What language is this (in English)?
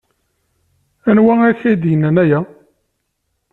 Kabyle